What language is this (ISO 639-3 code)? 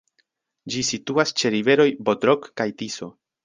epo